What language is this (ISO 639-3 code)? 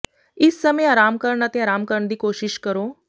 pan